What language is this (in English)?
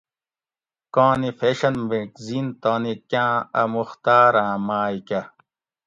Gawri